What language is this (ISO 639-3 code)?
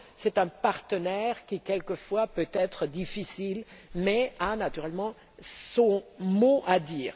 fra